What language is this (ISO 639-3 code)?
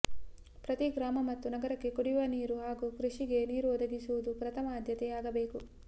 kan